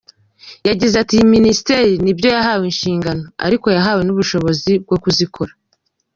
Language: Kinyarwanda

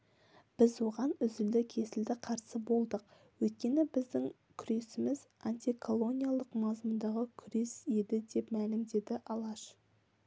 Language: Kazakh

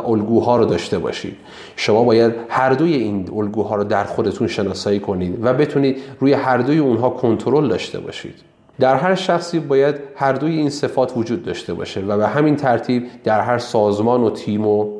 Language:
Persian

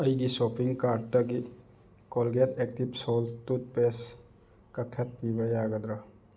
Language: Manipuri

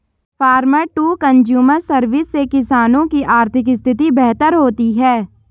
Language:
Hindi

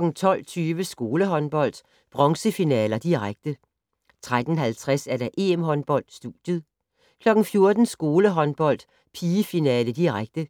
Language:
Danish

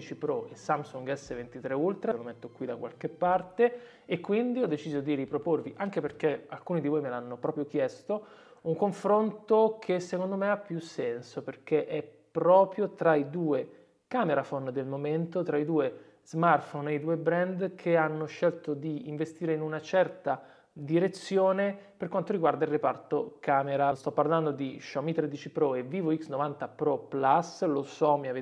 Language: Italian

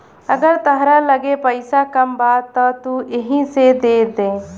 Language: Bhojpuri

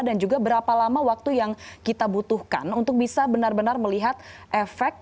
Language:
Indonesian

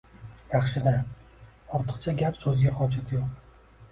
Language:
Uzbek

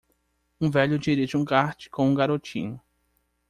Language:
Portuguese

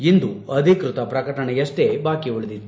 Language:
Kannada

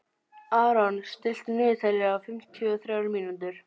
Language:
Icelandic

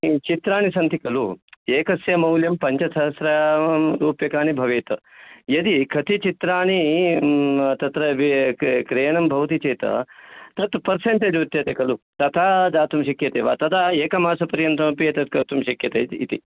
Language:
Sanskrit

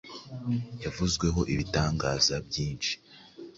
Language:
Kinyarwanda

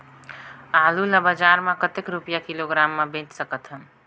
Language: Chhattisgarhi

